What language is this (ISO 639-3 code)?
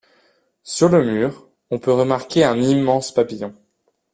fra